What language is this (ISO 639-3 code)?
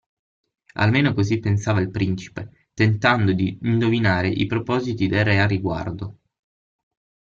ita